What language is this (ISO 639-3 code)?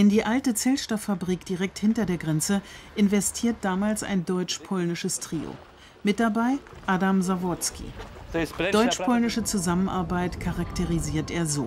deu